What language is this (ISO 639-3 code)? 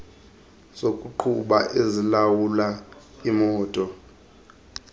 xho